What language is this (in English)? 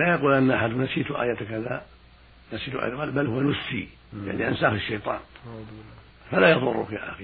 Arabic